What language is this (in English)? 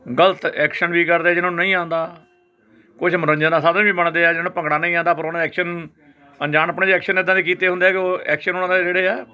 Punjabi